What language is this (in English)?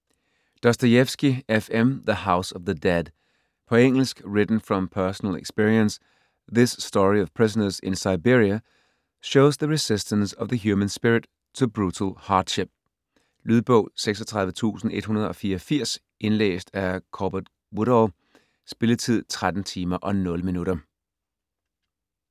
Danish